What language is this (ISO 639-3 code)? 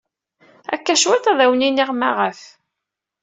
kab